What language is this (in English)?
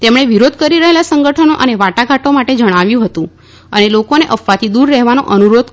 Gujarati